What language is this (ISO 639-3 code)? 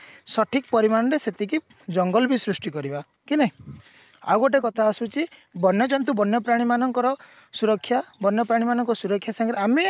ori